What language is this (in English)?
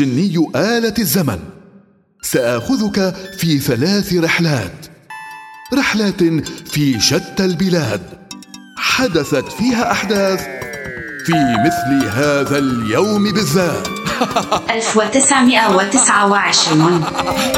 Arabic